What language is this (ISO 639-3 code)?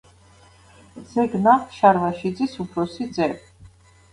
kat